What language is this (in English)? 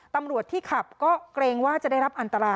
Thai